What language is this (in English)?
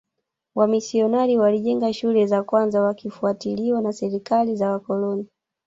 Swahili